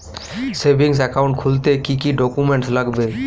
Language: Bangla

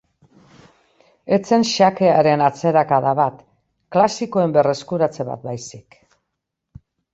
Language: Basque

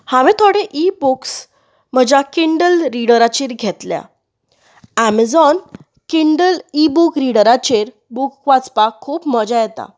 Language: Konkani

